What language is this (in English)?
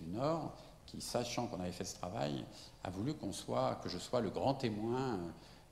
French